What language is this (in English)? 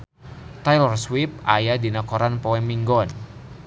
Sundanese